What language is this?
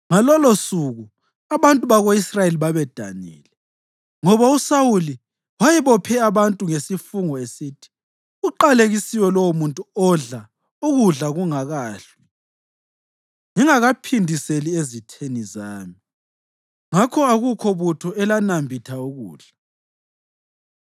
North Ndebele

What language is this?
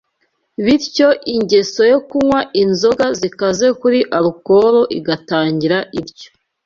Kinyarwanda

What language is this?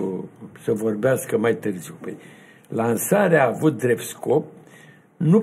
Romanian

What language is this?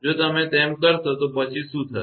Gujarati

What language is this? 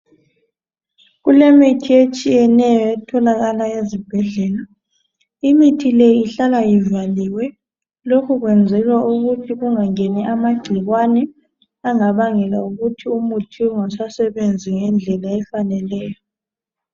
North Ndebele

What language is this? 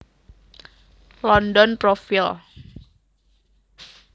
Javanese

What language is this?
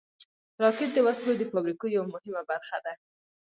Pashto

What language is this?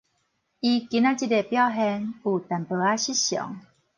Min Nan Chinese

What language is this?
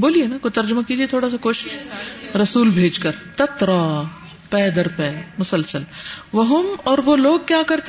Urdu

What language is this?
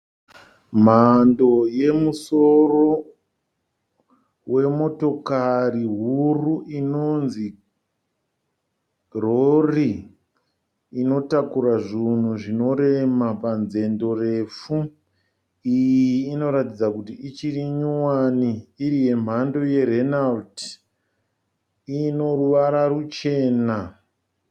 Shona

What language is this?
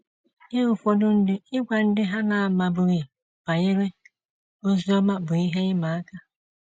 Igbo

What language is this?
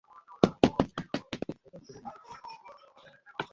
Bangla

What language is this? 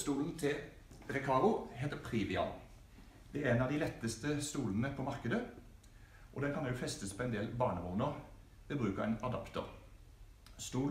Norwegian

